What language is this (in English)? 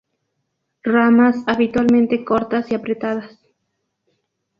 Spanish